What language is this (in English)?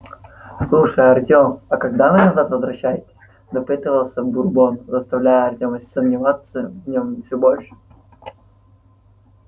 Russian